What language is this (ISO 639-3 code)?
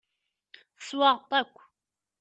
kab